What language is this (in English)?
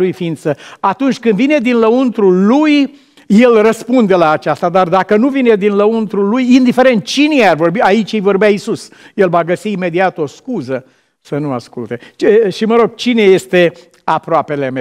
Romanian